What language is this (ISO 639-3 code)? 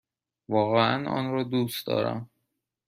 fas